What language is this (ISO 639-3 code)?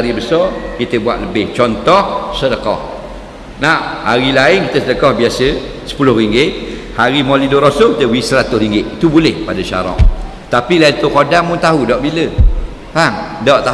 msa